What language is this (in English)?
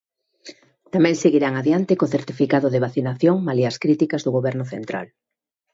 Galician